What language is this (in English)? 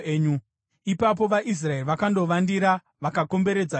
Shona